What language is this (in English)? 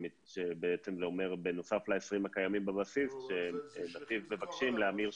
Hebrew